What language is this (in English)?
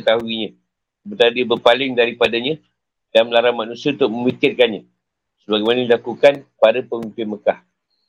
Malay